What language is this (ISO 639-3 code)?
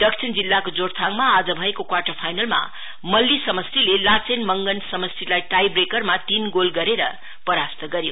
nep